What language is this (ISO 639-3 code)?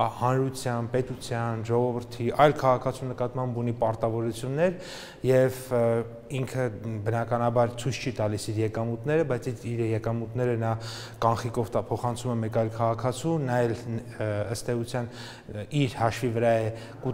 ron